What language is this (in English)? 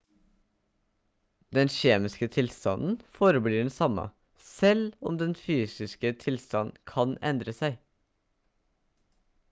Norwegian Bokmål